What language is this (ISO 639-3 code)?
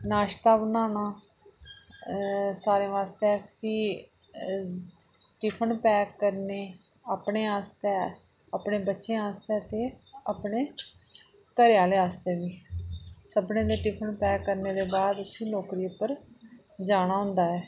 doi